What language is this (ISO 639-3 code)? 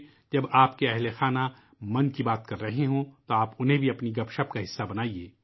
urd